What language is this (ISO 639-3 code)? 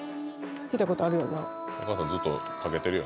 jpn